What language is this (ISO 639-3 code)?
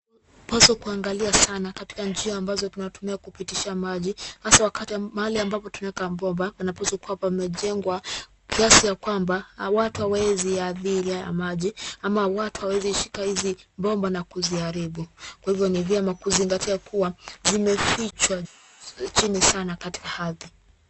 swa